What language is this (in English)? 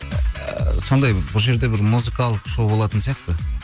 Kazakh